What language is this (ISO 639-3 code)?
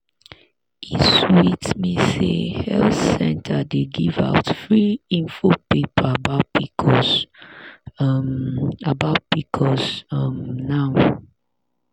pcm